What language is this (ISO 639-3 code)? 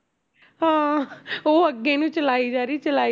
pan